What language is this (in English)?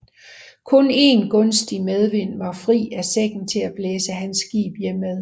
Danish